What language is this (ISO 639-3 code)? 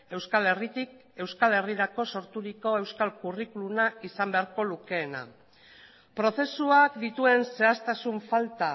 eus